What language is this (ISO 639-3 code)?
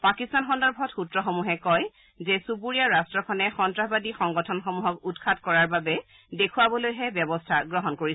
asm